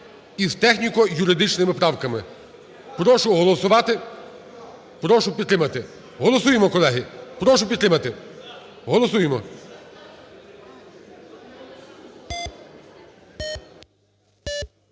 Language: Ukrainian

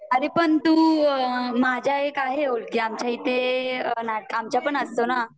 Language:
Marathi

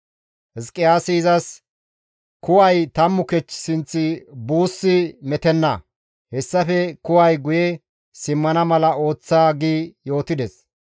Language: Gamo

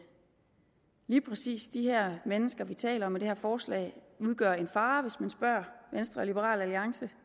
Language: Danish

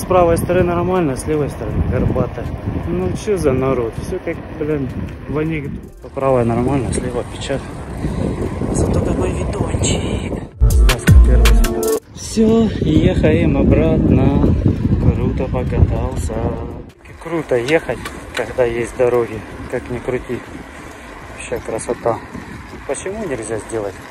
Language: Russian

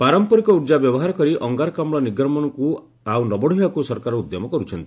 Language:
Odia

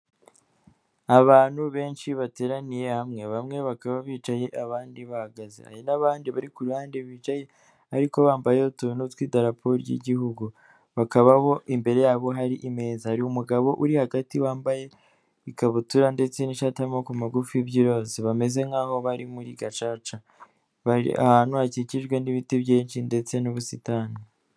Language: Kinyarwanda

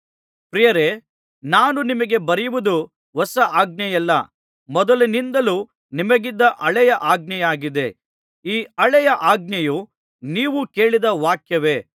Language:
Kannada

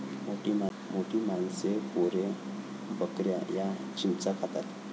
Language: Marathi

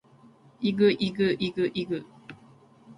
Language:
Japanese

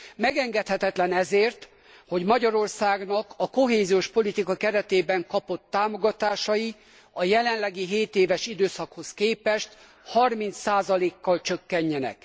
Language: Hungarian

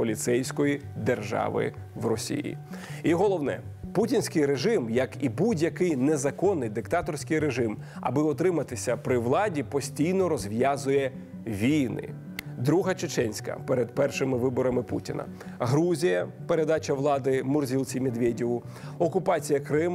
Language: Ukrainian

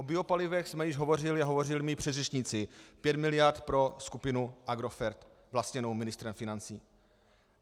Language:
Czech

